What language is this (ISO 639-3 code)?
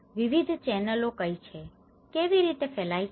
guj